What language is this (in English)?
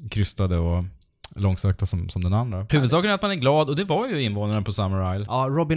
Swedish